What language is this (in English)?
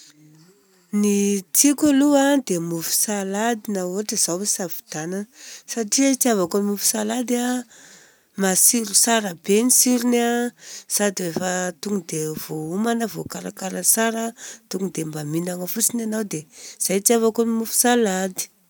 Southern Betsimisaraka Malagasy